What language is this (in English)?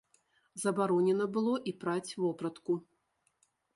Belarusian